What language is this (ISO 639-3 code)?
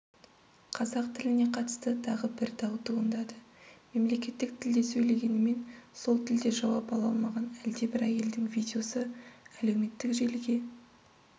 kaz